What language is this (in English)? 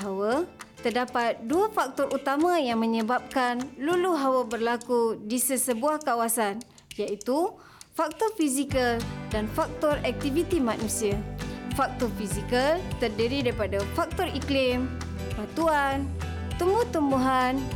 Malay